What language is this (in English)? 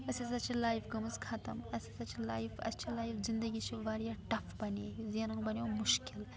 Kashmiri